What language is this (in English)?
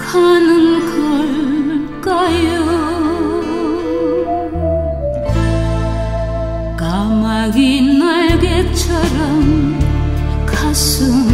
Korean